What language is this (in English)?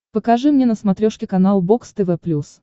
Russian